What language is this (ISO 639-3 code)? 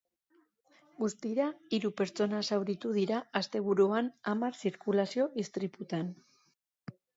eus